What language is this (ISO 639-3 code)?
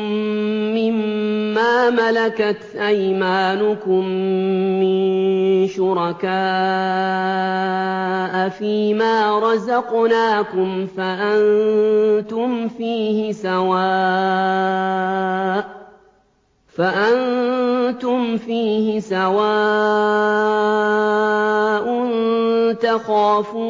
ara